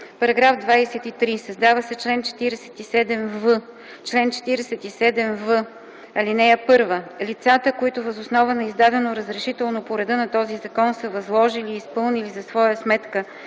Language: Bulgarian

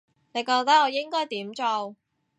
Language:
Cantonese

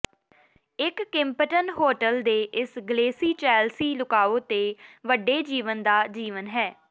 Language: Punjabi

